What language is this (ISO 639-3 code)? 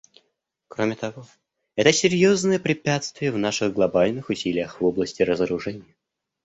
rus